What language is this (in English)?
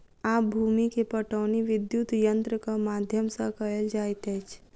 Maithili